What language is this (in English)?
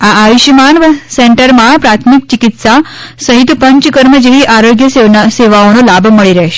Gujarati